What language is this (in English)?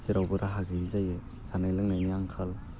Bodo